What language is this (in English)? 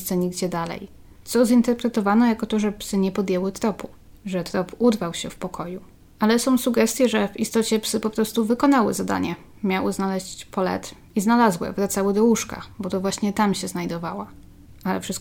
Polish